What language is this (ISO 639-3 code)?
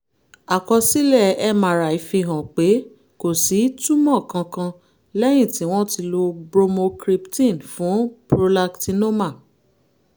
yor